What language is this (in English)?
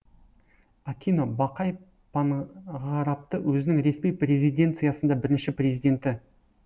Kazakh